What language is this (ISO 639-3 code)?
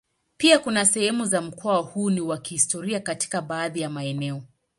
swa